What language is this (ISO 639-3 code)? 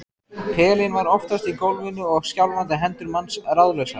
isl